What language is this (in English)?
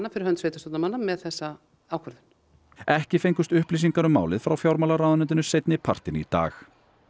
Icelandic